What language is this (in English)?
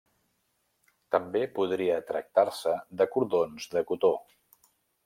Catalan